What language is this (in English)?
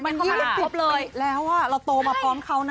Thai